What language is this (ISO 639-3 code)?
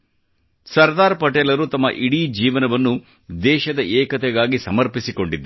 kan